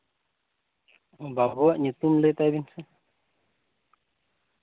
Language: Santali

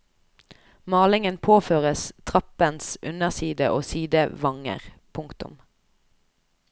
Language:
Norwegian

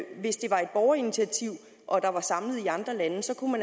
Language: Danish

